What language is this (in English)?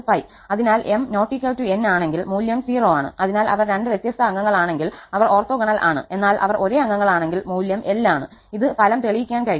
Malayalam